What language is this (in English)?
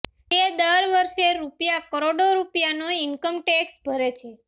Gujarati